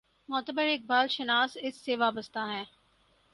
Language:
Urdu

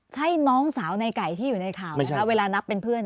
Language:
Thai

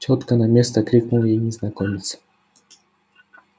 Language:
Russian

